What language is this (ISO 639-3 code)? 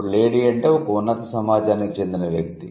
tel